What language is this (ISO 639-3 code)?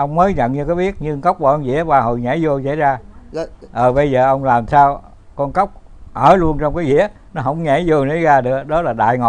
vie